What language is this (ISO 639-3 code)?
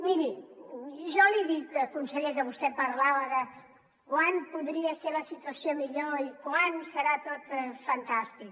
cat